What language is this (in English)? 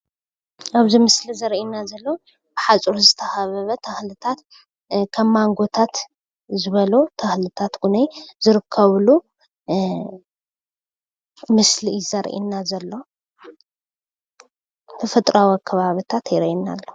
Tigrinya